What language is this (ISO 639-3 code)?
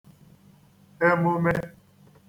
ibo